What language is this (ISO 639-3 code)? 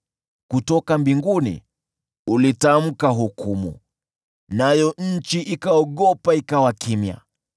swa